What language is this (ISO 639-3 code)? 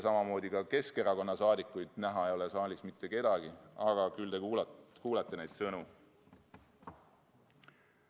est